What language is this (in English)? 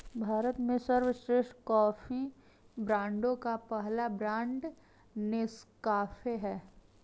Hindi